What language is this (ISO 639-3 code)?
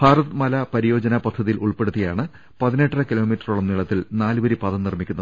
mal